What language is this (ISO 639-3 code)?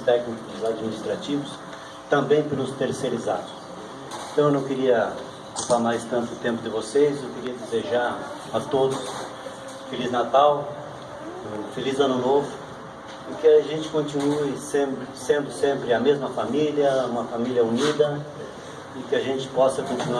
por